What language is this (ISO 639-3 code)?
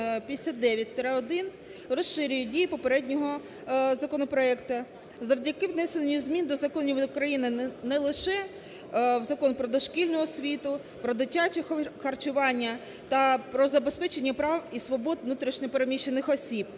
ukr